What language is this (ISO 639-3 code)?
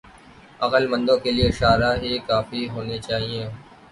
urd